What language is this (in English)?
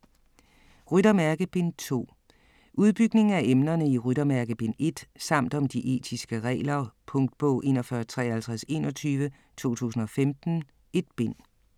Danish